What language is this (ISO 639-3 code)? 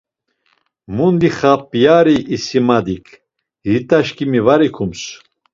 lzz